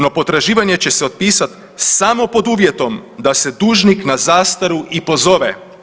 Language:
Croatian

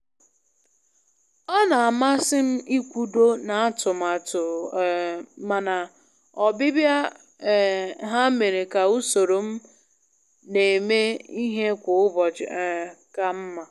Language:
Igbo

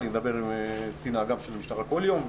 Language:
Hebrew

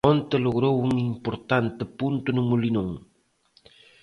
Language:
Galician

